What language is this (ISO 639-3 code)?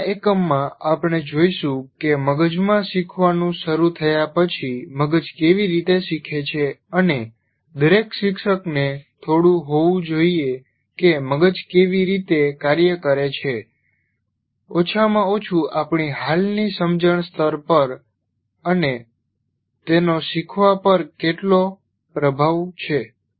guj